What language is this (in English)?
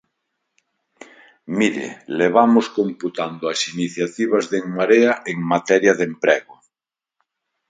Galician